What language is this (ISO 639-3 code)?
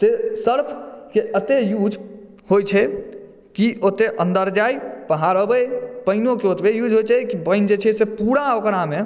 mai